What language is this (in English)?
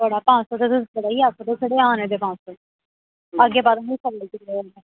Dogri